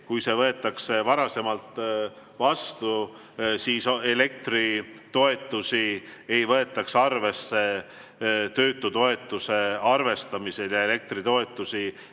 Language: Estonian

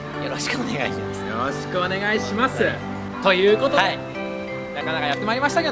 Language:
Japanese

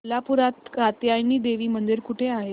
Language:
Marathi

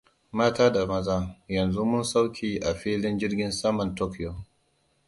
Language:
Hausa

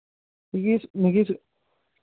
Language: Dogri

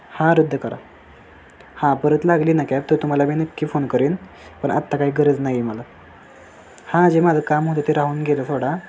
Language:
Marathi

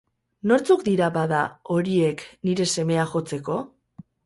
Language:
Basque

